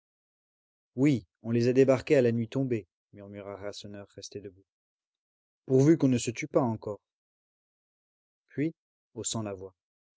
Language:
French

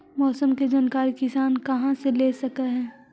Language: Magahi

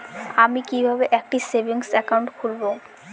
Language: Bangla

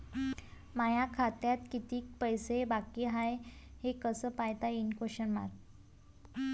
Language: Marathi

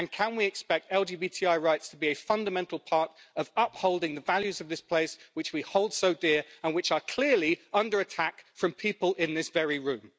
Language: English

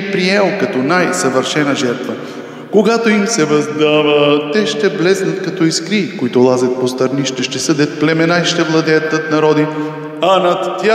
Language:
Romanian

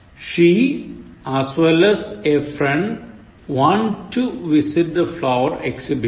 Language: Malayalam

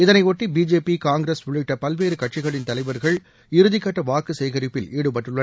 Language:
Tamil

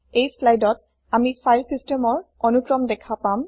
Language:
Assamese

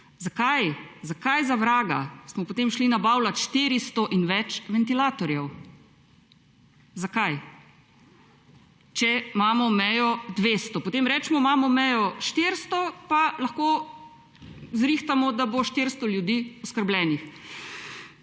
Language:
Slovenian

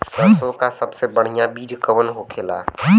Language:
Bhojpuri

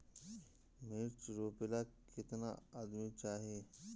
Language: Bhojpuri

